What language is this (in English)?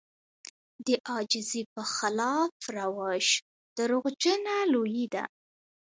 Pashto